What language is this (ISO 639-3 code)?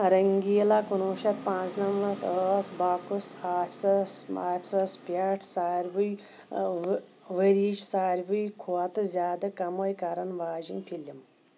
kas